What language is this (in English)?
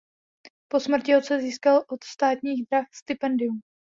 Czech